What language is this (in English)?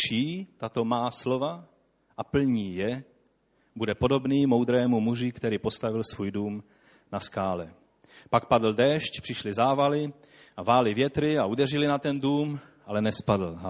Czech